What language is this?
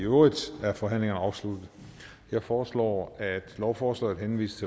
Danish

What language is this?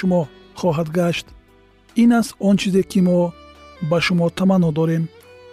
Persian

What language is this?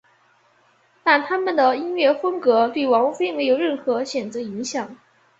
Chinese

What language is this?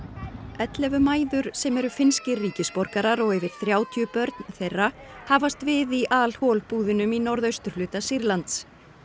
Icelandic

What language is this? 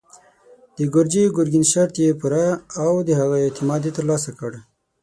Pashto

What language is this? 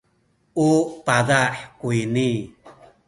Sakizaya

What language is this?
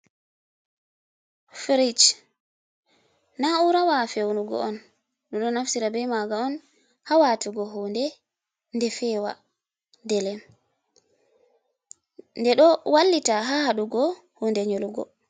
Fula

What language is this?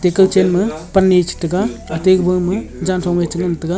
Wancho Naga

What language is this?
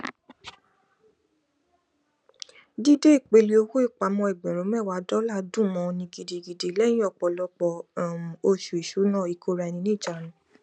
Yoruba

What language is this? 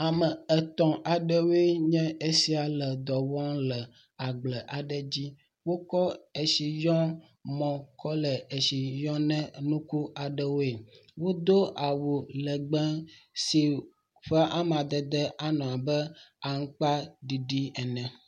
Ewe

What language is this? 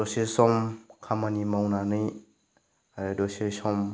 Bodo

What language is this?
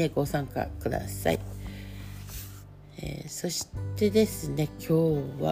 Japanese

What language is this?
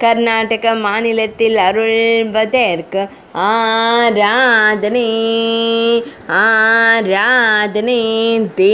Romanian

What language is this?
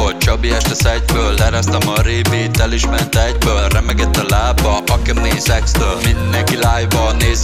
Hungarian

